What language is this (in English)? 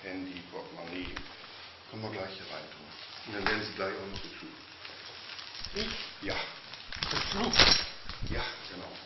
German